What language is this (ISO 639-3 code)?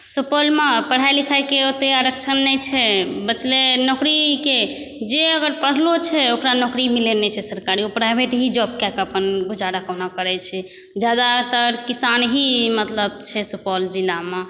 mai